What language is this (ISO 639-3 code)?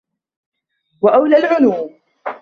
ara